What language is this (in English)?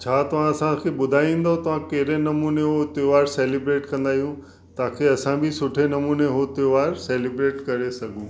Sindhi